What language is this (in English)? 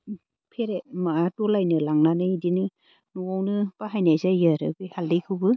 Bodo